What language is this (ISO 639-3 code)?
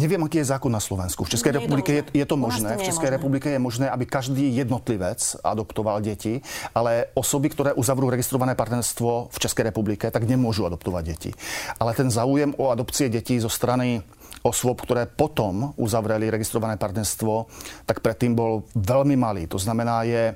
slk